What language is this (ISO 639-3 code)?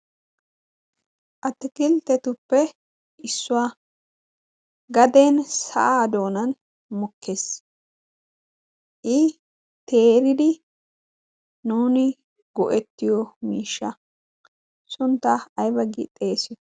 wal